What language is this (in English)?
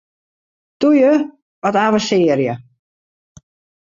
Western Frisian